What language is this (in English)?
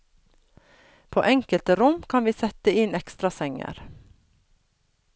Norwegian